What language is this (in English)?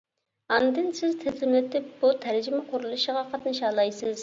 Uyghur